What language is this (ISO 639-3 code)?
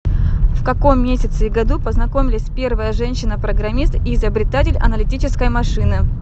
rus